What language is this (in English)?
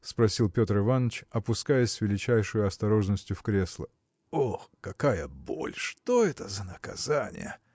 Russian